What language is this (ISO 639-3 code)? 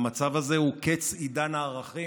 heb